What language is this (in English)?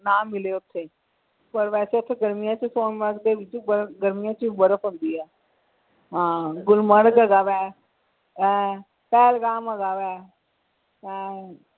Punjabi